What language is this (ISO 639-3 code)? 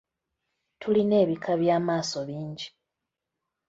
lug